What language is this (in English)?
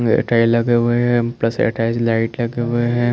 Hindi